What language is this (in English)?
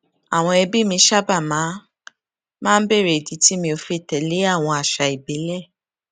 Yoruba